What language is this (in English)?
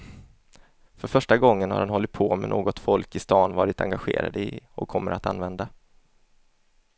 Swedish